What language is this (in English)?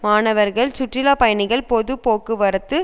Tamil